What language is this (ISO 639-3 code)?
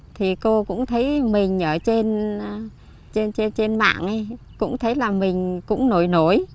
vie